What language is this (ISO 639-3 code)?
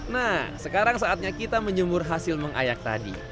ind